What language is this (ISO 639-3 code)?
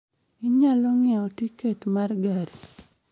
luo